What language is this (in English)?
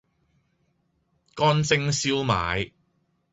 Cantonese